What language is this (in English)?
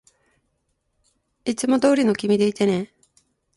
Japanese